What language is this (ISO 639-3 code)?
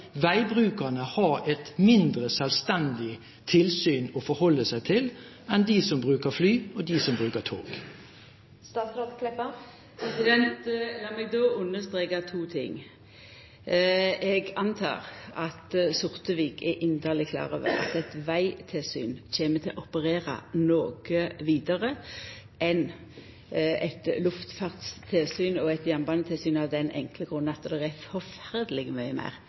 nor